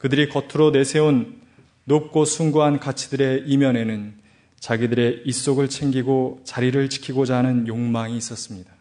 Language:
Korean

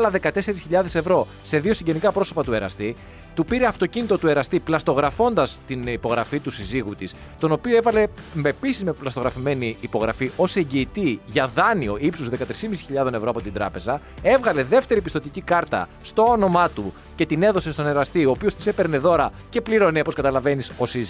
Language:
Greek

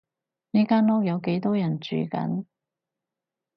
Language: Cantonese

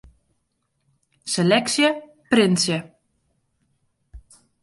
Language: Western Frisian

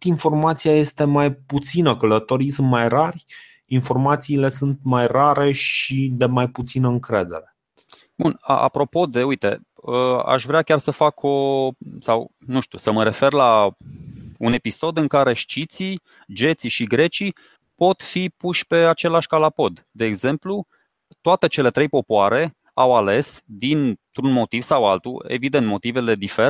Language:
Romanian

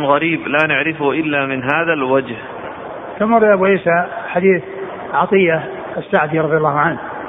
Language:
Arabic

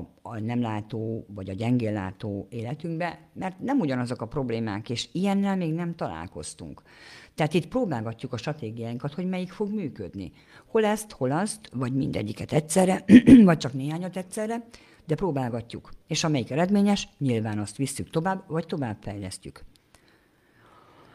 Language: Hungarian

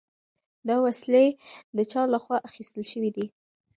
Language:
Pashto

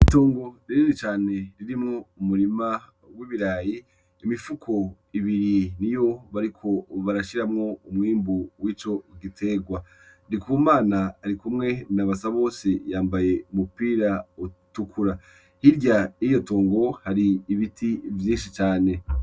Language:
Rundi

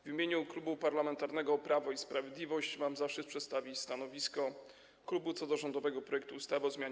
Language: Polish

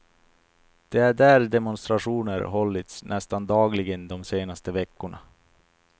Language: Swedish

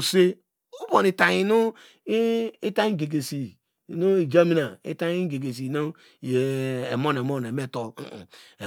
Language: Degema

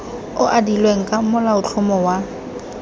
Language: Tswana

